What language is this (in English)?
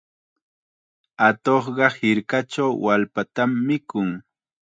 Chiquián Ancash Quechua